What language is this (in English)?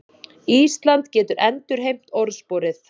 Icelandic